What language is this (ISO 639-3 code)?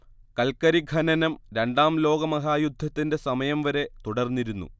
mal